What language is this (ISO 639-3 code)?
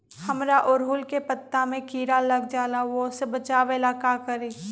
mag